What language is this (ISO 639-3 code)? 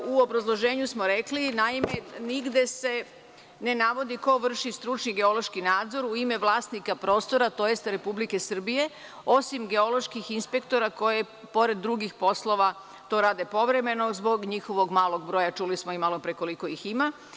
srp